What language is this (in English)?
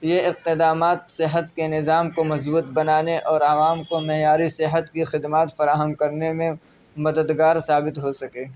Urdu